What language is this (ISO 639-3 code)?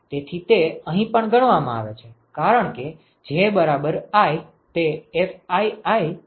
guj